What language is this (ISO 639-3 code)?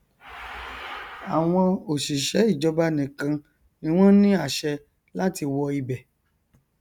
yor